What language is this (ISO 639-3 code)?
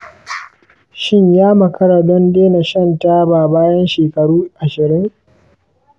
hau